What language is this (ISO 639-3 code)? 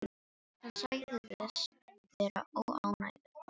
isl